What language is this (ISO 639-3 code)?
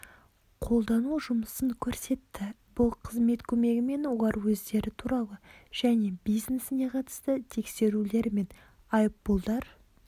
kaz